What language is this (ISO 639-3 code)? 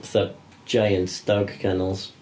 cym